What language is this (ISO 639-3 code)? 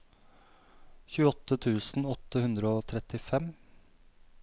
nor